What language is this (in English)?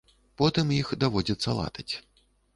Belarusian